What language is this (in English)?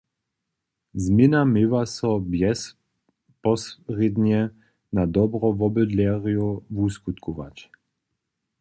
Upper Sorbian